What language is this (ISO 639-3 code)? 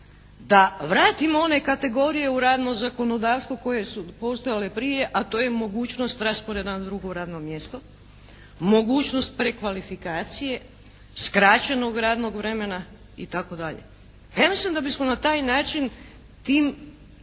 hrv